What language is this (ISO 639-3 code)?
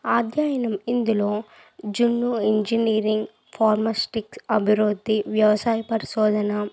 tel